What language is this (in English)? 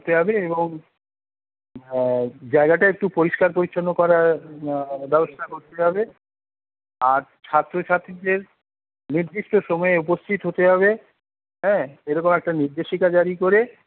Bangla